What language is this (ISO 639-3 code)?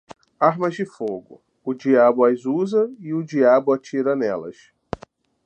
por